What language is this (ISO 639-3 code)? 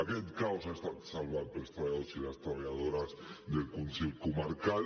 cat